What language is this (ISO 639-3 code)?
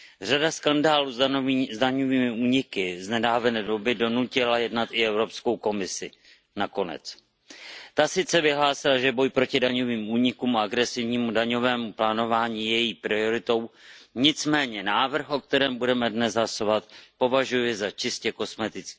ces